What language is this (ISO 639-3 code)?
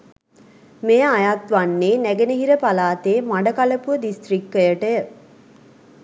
sin